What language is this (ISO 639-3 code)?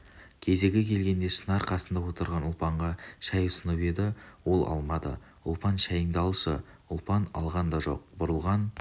kaz